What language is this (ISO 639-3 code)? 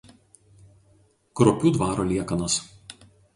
lit